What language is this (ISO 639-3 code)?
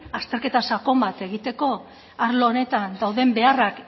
eus